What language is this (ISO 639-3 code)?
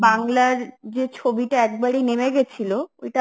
ben